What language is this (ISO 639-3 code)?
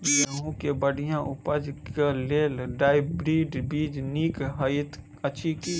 mai